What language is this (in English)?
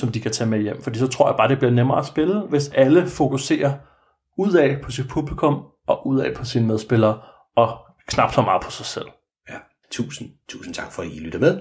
Danish